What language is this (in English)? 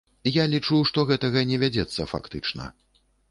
Belarusian